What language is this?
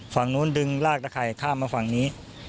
Thai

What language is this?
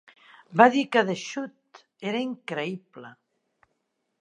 Catalan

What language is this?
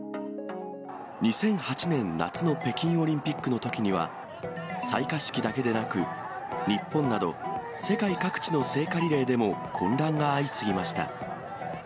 Japanese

